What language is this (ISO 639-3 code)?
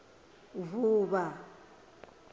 ven